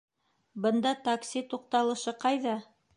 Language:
Bashkir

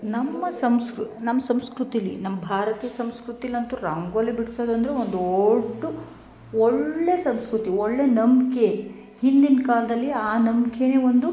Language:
Kannada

